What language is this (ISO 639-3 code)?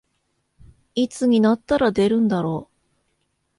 jpn